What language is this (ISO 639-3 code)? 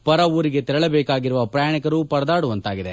kan